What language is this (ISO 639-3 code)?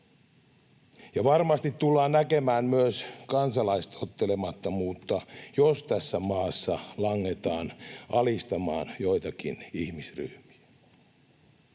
fin